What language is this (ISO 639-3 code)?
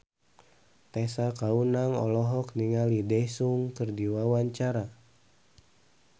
sun